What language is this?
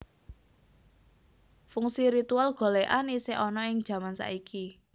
Javanese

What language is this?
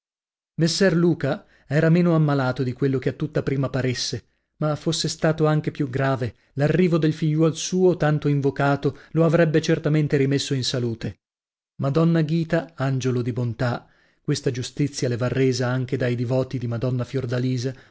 Italian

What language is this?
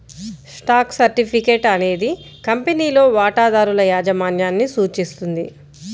Telugu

